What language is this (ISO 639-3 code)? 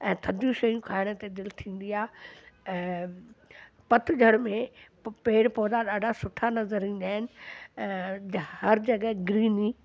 snd